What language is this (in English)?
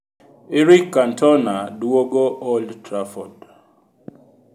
Luo (Kenya and Tanzania)